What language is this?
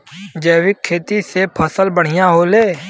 Bhojpuri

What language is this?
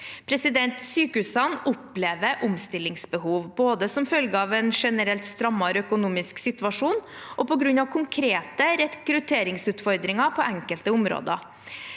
Norwegian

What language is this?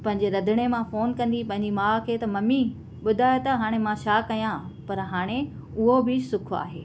Sindhi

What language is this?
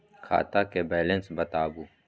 Maithili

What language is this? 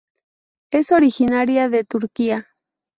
Spanish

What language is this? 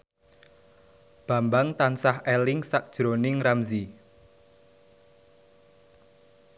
Javanese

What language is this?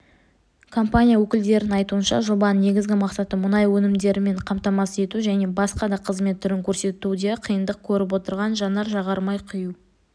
Kazakh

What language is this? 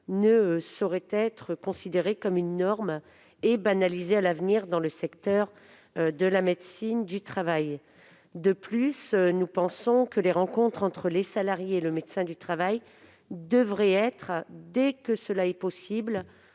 French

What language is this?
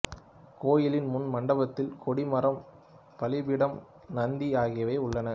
Tamil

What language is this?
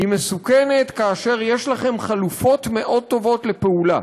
Hebrew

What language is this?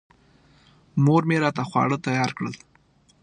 Pashto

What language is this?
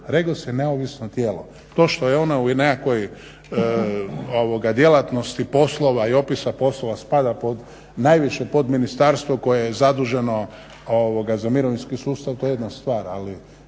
Croatian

